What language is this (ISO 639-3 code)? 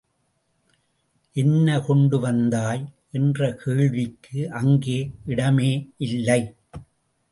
tam